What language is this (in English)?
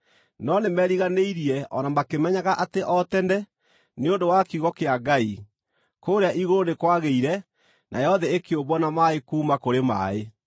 Kikuyu